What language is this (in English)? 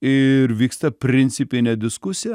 Lithuanian